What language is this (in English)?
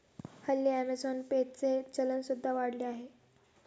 Marathi